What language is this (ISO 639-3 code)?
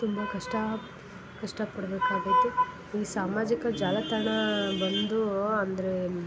kan